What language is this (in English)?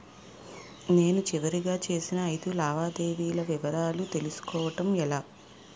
Telugu